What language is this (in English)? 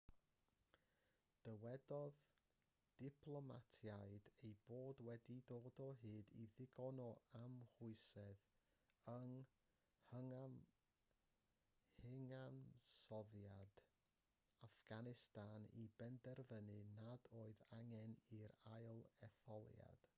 Welsh